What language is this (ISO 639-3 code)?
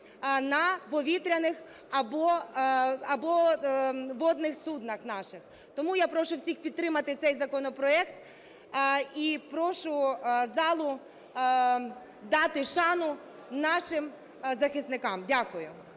ukr